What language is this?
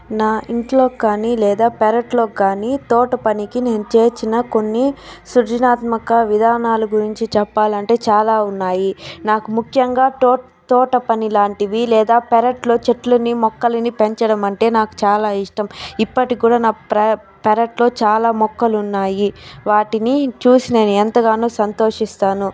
Telugu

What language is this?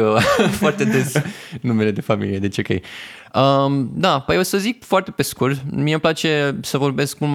Romanian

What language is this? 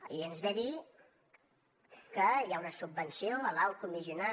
Catalan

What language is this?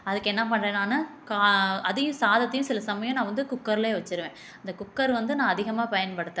Tamil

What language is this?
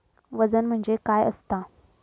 Marathi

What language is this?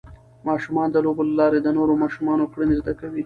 Pashto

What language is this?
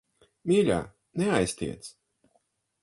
Latvian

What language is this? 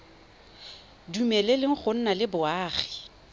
Tswana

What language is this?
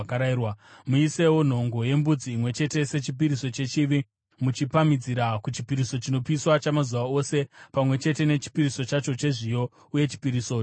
Shona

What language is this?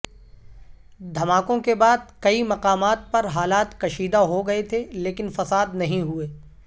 Urdu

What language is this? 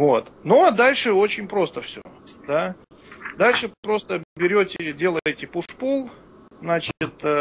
Russian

